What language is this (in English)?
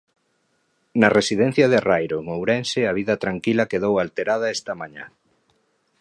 Galician